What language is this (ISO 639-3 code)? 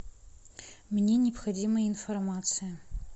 rus